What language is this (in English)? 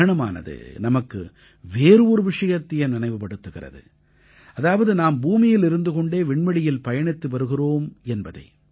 Tamil